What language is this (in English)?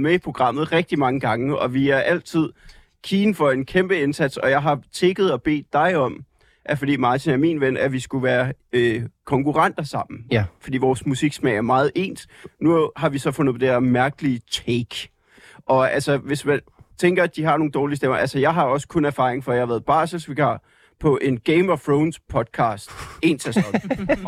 Danish